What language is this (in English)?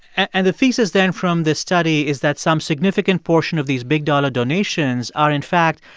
English